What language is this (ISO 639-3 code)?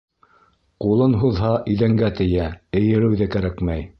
bak